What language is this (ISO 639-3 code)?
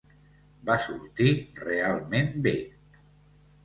cat